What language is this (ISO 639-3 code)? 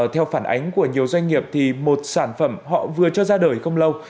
vie